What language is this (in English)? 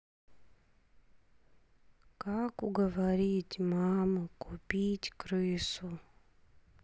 Russian